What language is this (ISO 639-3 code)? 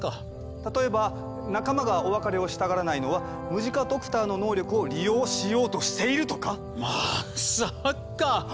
jpn